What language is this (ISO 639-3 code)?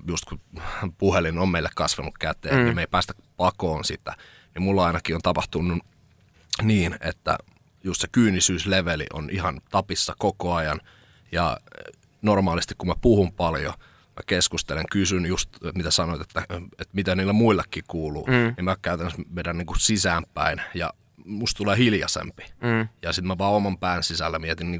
fin